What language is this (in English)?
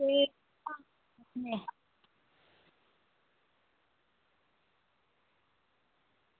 Dogri